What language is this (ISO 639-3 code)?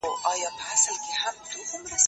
pus